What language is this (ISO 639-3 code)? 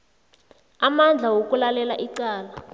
nbl